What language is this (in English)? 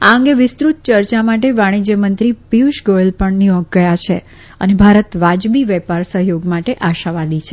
Gujarati